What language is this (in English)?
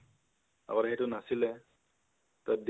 Assamese